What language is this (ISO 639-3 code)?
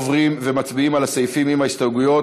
heb